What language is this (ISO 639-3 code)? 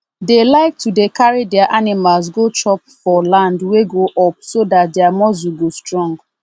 pcm